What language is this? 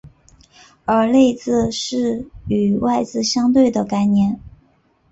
Chinese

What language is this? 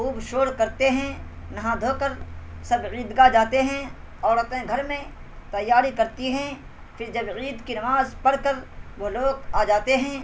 Urdu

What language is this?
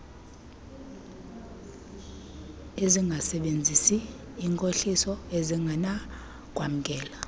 Xhosa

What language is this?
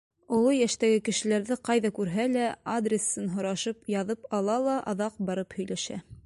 Bashkir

